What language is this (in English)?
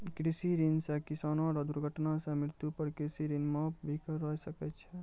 Maithili